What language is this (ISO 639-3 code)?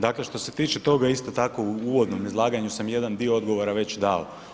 hrv